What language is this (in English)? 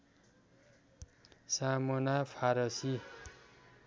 Nepali